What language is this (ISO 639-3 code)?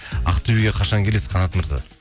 kaz